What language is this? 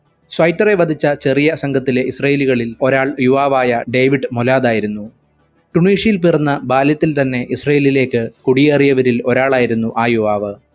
Malayalam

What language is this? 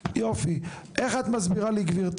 Hebrew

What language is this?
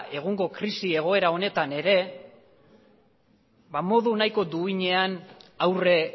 Basque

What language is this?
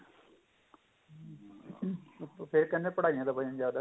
Punjabi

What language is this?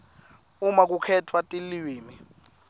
Swati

